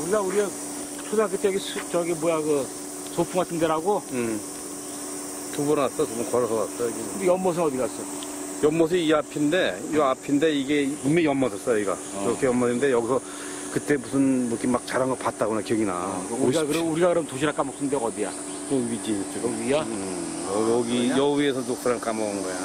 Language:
Korean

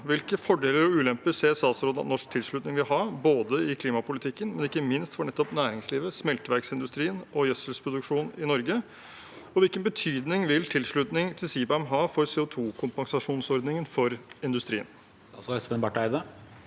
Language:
Norwegian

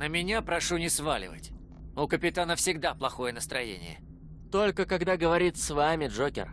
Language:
Russian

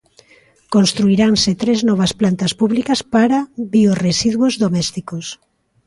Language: Galician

